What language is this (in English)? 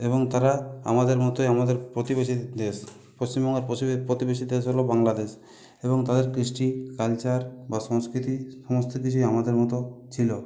Bangla